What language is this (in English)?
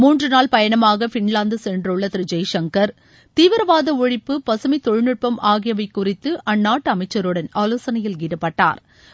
Tamil